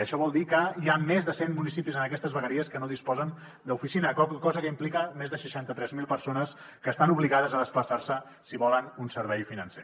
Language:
Catalan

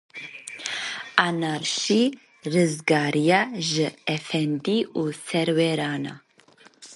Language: Kurdish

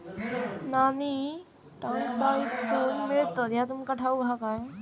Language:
Marathi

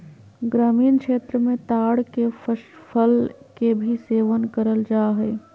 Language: Magahi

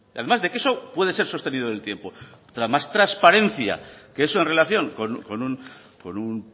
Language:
Spanish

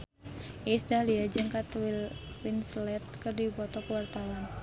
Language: Sundanese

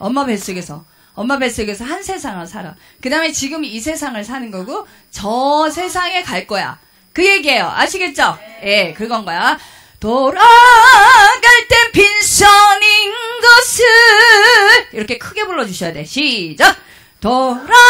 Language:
Korean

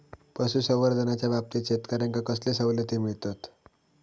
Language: Marathi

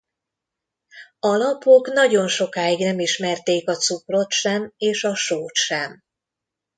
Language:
Hungarian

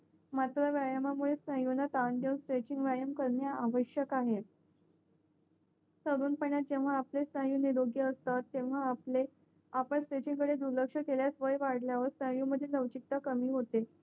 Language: Marathi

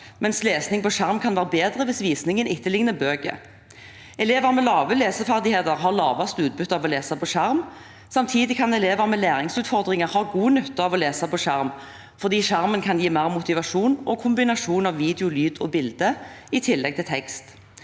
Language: Norwegian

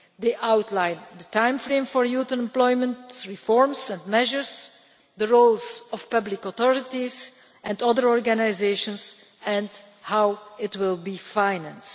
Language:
English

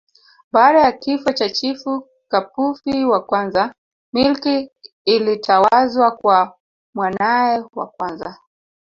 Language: Swahili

